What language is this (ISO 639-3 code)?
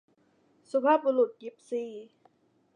tha